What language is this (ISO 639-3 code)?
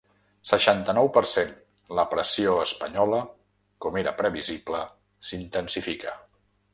cat